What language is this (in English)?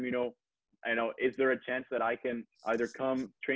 Indonesian